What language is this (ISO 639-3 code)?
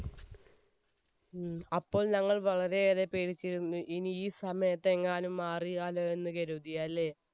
mal